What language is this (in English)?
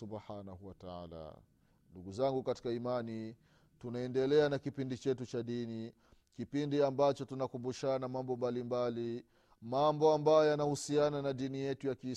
Swahili